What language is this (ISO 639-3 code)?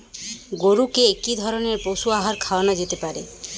ben